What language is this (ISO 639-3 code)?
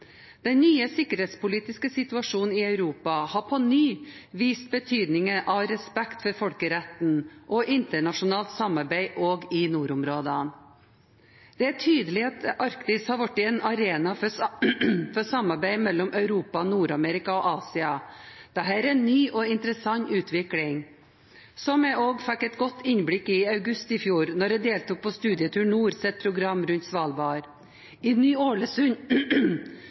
nob